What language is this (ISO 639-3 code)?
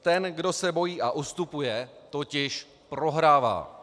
ces